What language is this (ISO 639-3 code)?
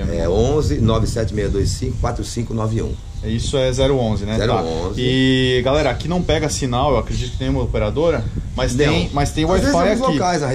por